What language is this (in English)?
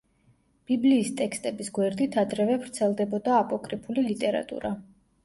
Georgian